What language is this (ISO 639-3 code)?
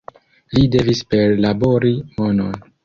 epo